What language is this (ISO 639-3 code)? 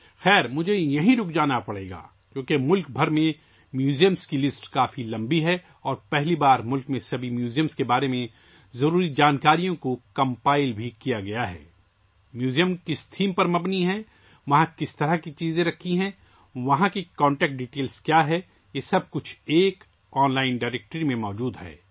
urd